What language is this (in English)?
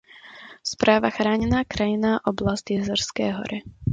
Czech